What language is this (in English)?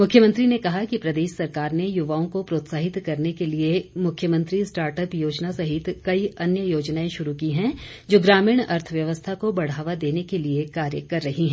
Hindi